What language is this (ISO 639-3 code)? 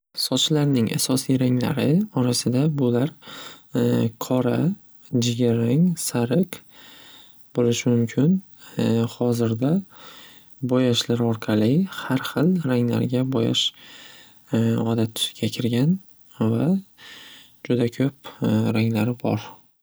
uzb